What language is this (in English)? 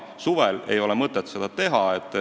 Estonian